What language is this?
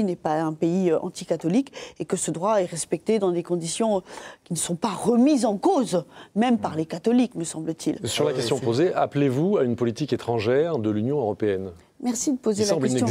French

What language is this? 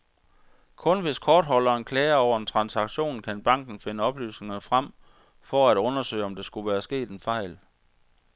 Danish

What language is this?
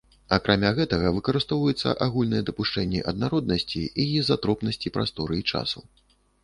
Belarusian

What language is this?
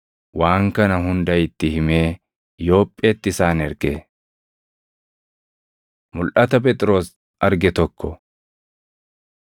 Oromo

